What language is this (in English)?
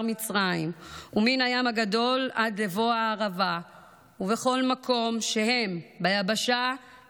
Hebrew